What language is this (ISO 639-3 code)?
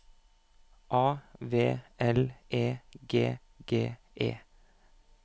nor